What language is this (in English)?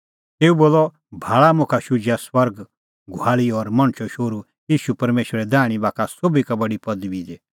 Kullu Pahari